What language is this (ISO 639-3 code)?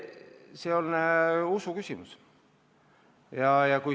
est